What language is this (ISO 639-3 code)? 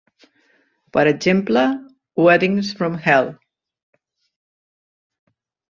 cat